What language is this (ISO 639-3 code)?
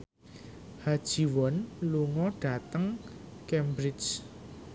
jav